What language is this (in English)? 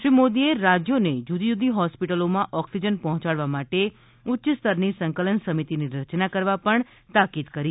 Gujarati